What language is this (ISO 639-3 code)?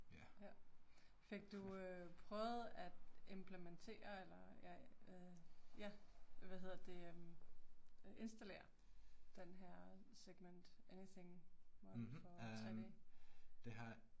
dan